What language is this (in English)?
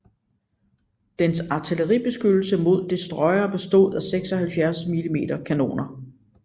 Danish